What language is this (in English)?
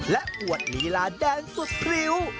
Thai